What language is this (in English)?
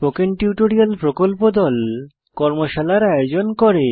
Bangla